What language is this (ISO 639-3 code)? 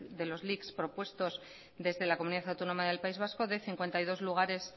spa